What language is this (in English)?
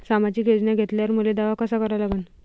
Marathi